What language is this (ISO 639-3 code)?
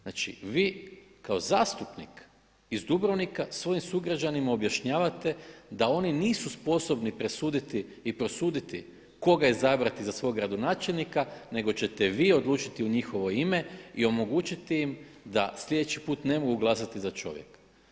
hrv